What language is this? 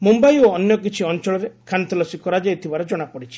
Odia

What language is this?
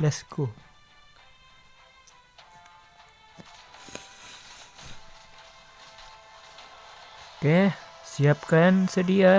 Indonesian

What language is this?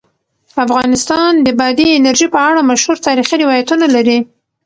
Pashto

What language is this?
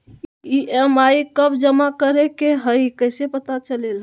Magahi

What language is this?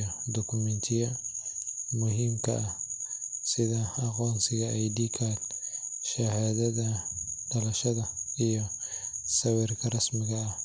Somali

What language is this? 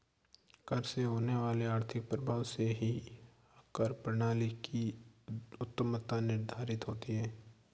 Hindi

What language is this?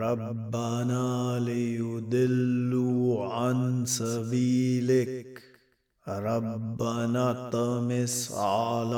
Arabic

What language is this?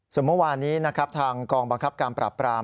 Thai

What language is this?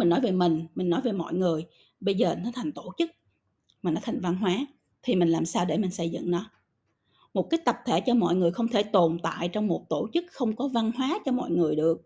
Vietnamese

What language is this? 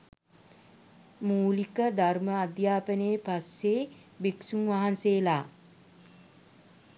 Sinhala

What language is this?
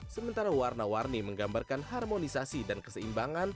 Indonesian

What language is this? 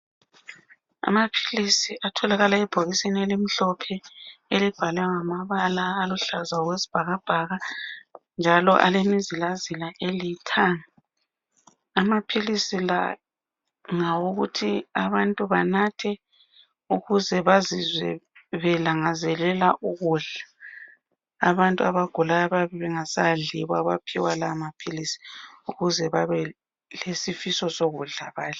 North Ndebele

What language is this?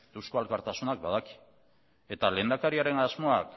Basque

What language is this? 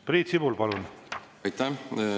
Estonian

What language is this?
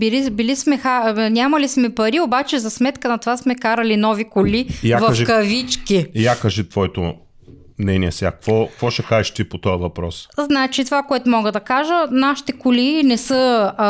Bulgarian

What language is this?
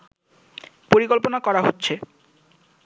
Bangla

